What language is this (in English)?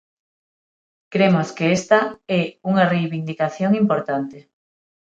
Galician